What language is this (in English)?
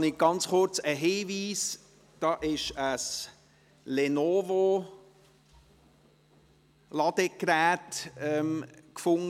Swiss German